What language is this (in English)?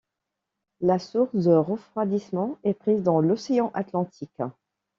French